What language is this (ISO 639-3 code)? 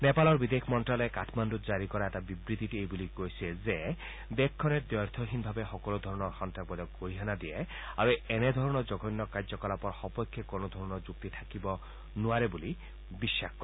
asm